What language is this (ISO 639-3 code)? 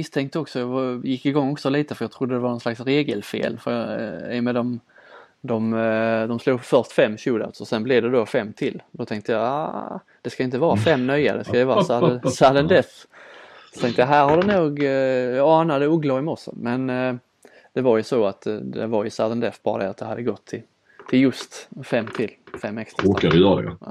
swe